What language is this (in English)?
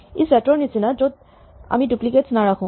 Assamese